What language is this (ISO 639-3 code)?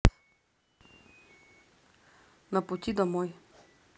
rus